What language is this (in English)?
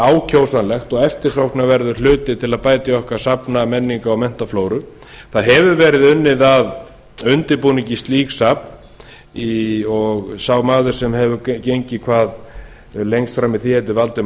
Icelandic